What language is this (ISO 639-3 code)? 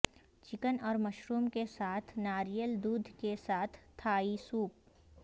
urd